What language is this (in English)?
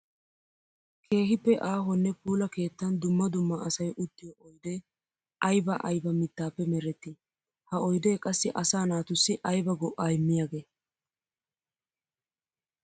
Wolaytta